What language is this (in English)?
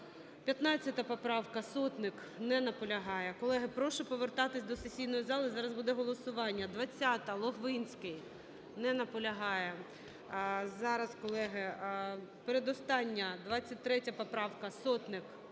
Ukrainian